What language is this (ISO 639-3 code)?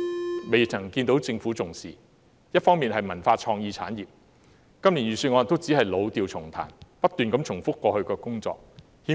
yue